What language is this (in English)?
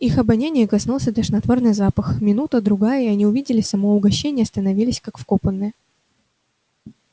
Russian